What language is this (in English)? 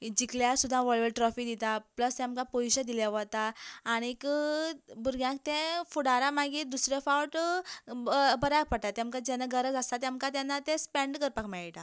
Konkani